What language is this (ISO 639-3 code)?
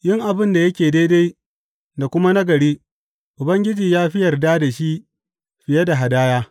hau